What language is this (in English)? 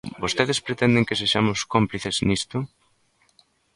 Galician